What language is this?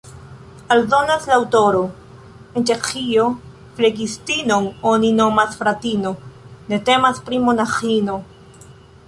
Esperanto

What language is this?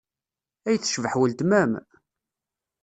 Kabyle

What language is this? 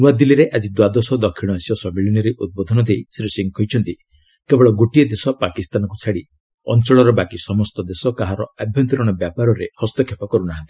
Odia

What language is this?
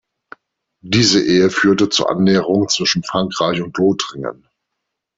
German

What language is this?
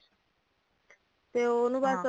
Punjabi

